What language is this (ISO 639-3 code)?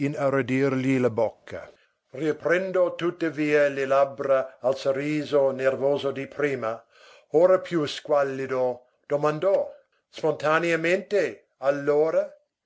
ita